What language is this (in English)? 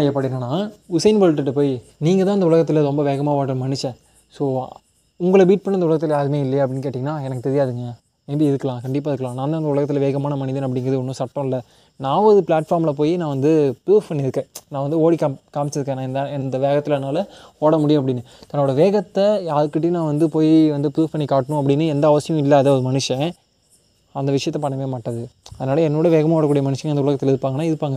Tamil